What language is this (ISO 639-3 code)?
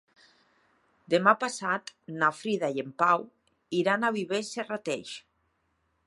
cat